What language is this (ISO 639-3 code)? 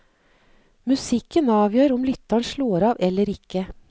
nor